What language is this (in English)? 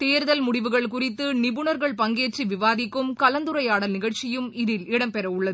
Tamil